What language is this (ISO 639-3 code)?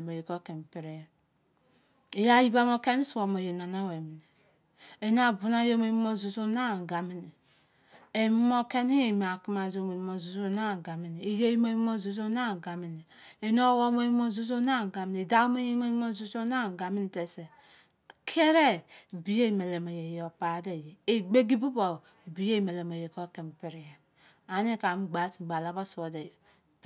ijc